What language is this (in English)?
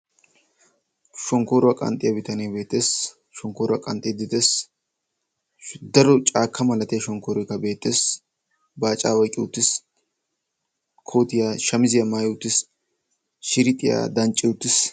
Wolaytta